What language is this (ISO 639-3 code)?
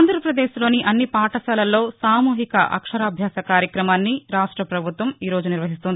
tel